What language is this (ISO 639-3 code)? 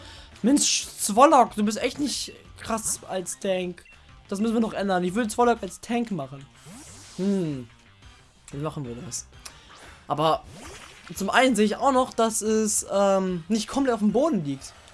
deu